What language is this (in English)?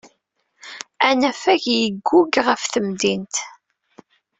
Kabyle